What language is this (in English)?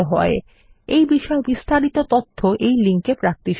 Bangla